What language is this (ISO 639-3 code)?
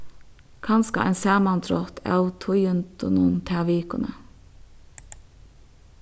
fao